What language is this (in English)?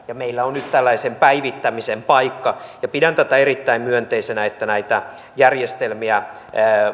Finnish